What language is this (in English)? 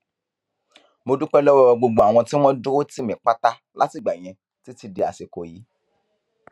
Yoruba